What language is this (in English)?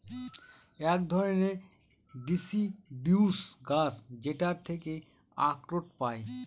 Bangla